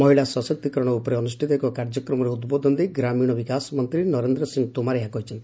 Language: Odia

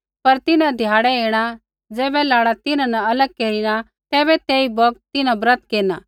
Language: Kullu Pahari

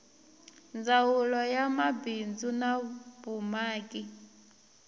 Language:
Tsonga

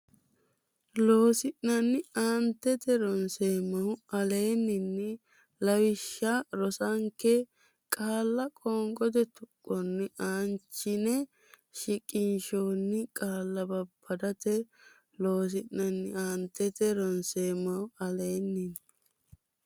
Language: Sidamo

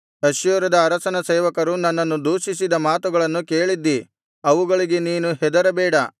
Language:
Kannada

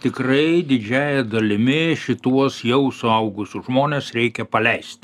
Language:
Lithuanian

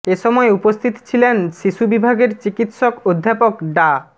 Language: Bangla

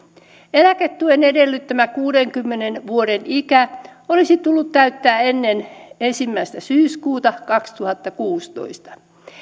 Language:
Finnish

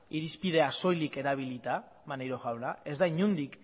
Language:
Basque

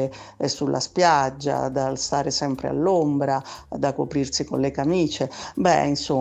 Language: Italian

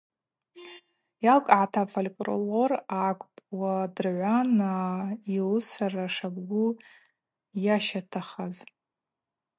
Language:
Abaza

